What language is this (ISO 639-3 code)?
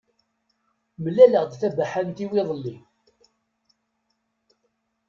kab